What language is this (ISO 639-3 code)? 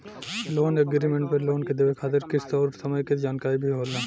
bho